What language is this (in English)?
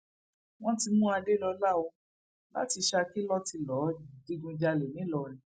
Yoruba